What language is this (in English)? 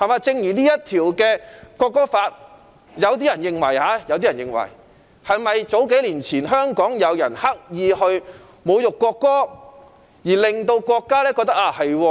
Cantonese